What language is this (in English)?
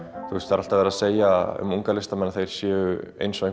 Icelandic